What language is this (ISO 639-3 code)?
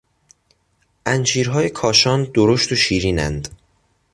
fas